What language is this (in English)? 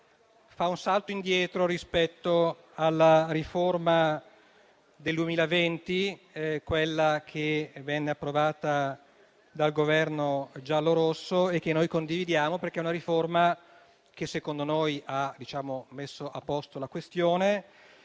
Italian